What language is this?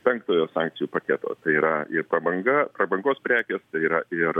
Lithuanian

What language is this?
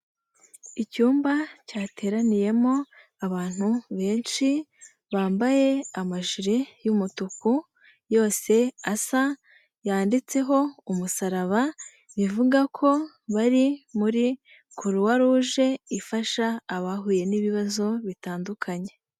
Kinyarwanda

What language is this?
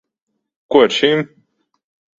Latvian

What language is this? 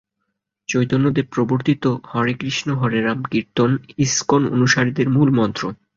Bangla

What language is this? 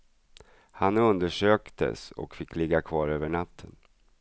Swedish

